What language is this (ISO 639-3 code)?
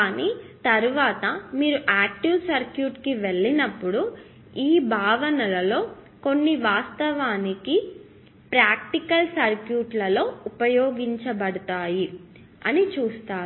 tel